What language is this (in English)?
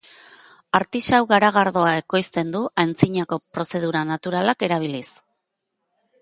Basque